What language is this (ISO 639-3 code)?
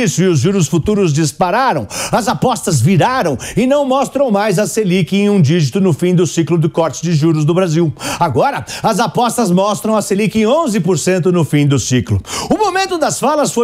por